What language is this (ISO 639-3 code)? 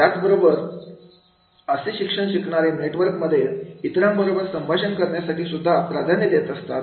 mar